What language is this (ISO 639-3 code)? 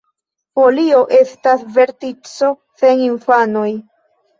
epo